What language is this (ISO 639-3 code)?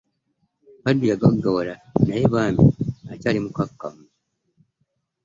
lug